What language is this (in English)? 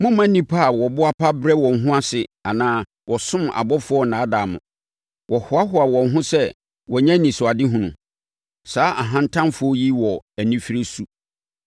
Akan